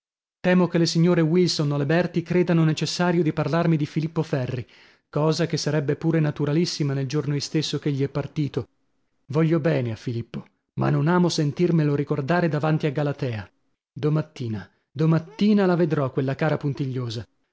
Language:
Italian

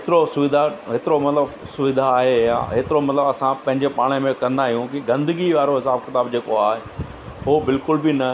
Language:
Sindhi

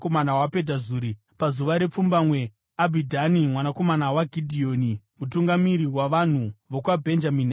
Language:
Shona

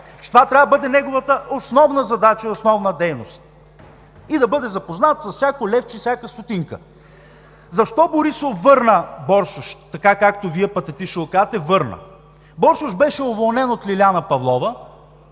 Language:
Bulgarian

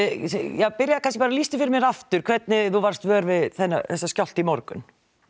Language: Icelandic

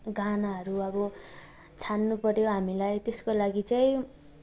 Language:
Nepali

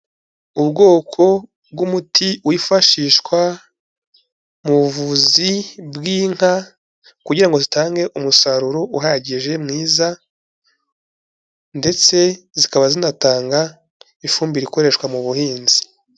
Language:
Kinyarwanda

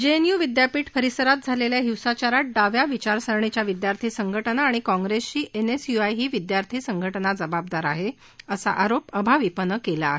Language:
Marathi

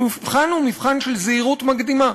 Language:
Hebrew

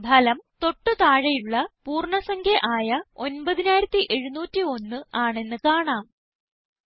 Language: Malayalam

